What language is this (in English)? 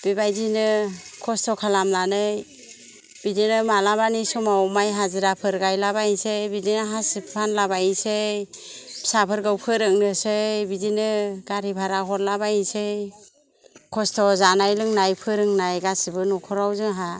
Bodo